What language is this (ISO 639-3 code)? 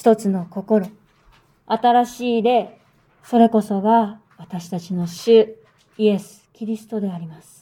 jpn